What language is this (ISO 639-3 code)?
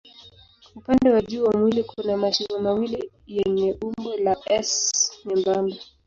swa